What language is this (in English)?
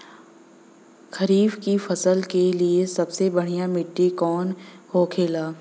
Bhojpuri